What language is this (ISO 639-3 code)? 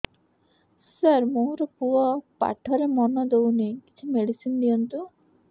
ori